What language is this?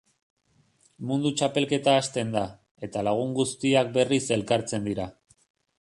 Basque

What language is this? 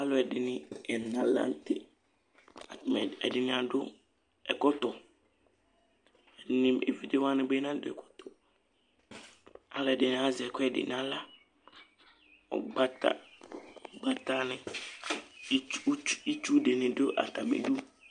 Ikposo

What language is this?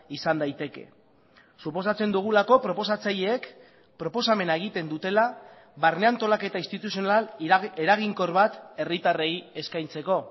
Basque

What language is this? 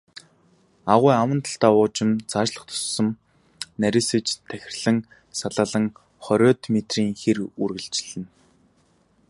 Mongolian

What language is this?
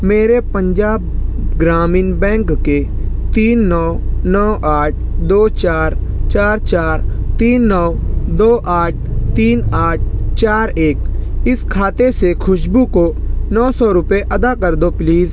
Urdu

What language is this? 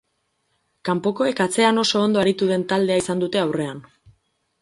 Basque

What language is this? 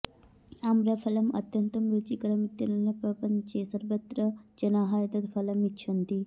Sanskrit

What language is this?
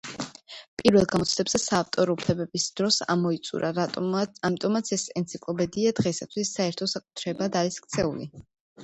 Georgian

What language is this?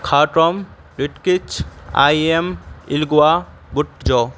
Urdu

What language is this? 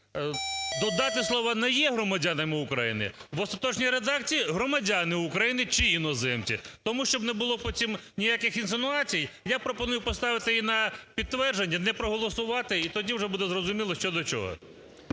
Ukrainian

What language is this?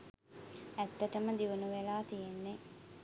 Sinhala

